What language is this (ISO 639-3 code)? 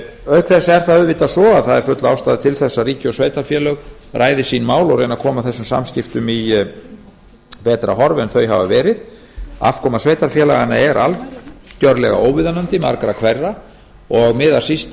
isl